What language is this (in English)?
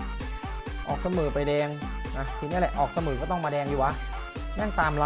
Thai